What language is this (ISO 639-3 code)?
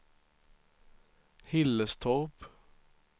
swe